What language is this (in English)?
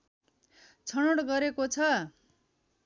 Nepali